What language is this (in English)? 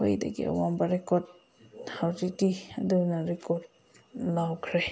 Manipuri